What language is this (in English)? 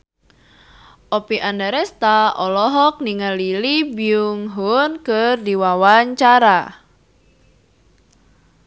Sundanese